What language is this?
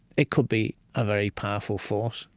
English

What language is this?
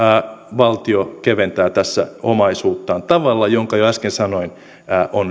Finnish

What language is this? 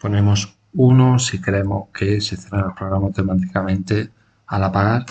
Spanish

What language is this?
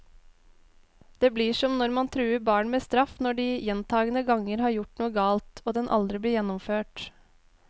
Norwegian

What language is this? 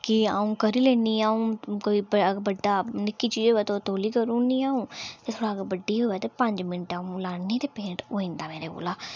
Dogri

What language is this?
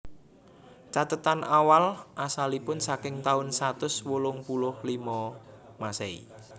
Javanese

